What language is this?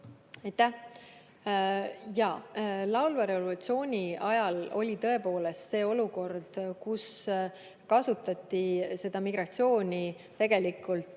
Estonian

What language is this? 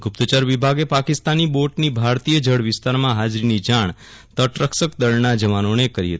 Gujarati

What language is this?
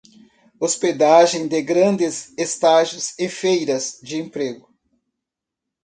Portuguese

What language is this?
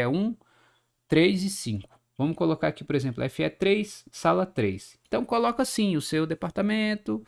Portuguese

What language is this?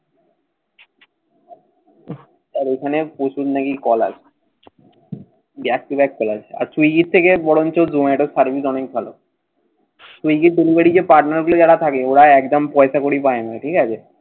Bangla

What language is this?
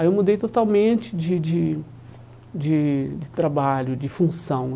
Portuguese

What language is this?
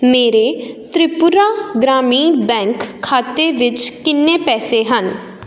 Punjabi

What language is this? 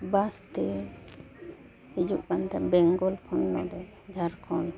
Santali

